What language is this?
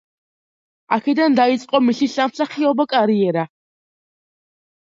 Georgian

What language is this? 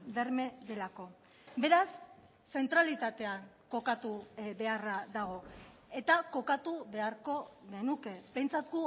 Basque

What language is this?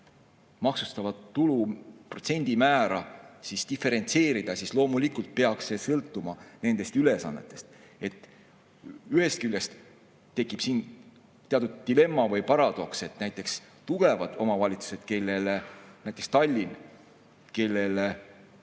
Estonian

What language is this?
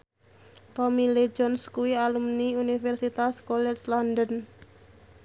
Javanese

